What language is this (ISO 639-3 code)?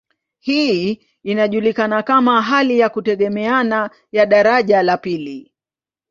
swa